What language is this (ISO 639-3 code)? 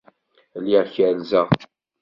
kab